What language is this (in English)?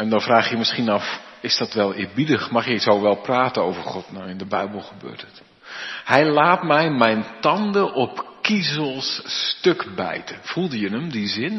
Dutch